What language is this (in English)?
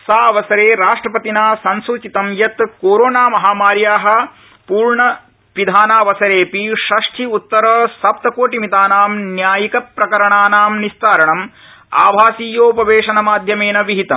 Sanskrit